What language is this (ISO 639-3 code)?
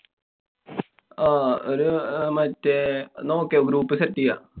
mal